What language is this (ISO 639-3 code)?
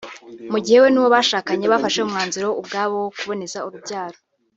kin